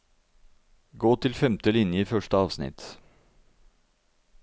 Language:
Norwegian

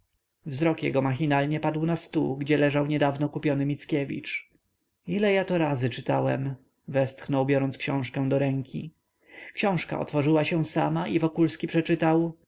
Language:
Polish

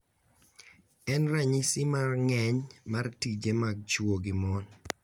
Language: Luo (Kenya and Tanzania)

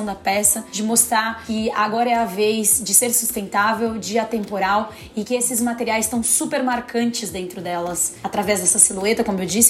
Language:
Portuguese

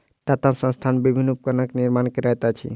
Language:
Maithili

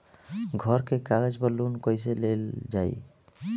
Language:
Bhojpuri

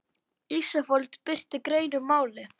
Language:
Icelandic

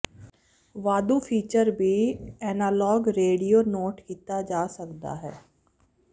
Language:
Punjabi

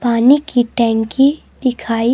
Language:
Hindi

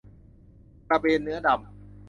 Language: Thai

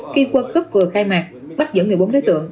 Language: Vietnamese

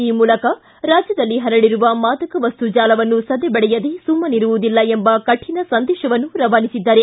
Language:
Kannada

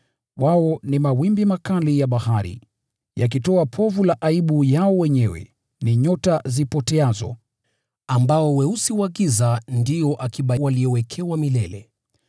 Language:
Swahili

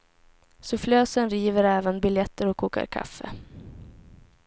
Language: Swedish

